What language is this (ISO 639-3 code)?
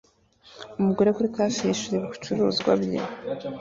kin